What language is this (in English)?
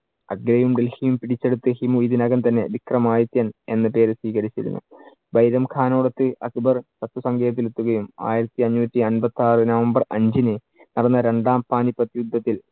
Malayalam